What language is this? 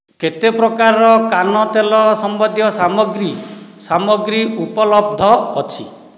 Odia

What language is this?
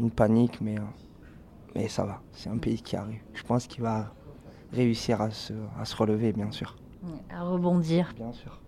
French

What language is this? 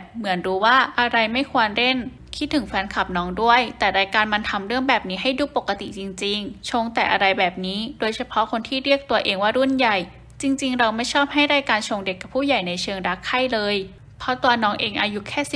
Thai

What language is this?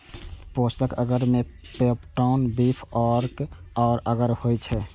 Maithili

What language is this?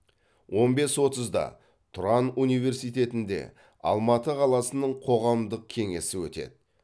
Kazakh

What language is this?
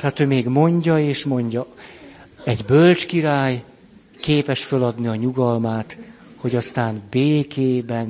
Hungarian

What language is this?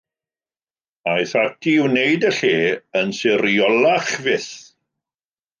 Welsh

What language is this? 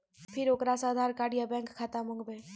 Maithili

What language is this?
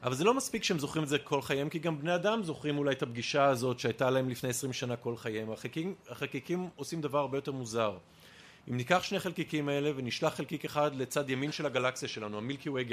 Hebrew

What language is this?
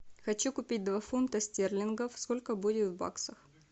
Russian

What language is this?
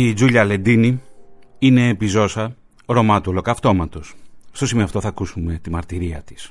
Greek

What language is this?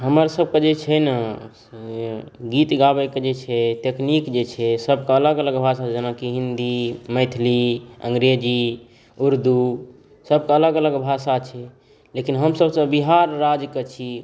Maithili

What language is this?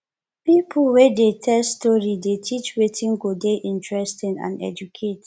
Nigerian Pidgin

